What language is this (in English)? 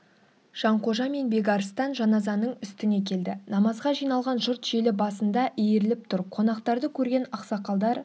Kazakh